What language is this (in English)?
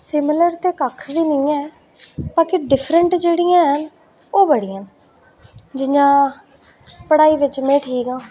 Dogri